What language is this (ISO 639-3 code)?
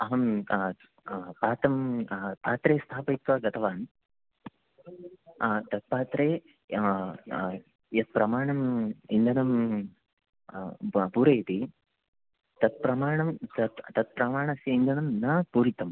san